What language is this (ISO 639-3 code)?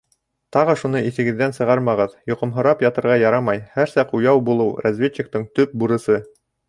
bak